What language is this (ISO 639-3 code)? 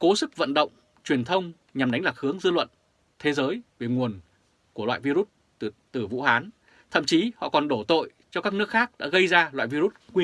vie